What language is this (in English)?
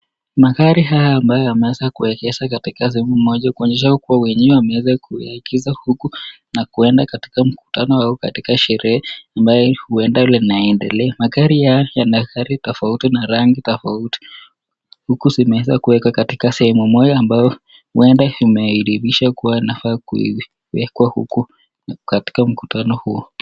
Swahili